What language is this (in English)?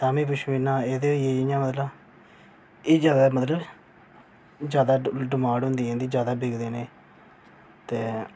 Dogri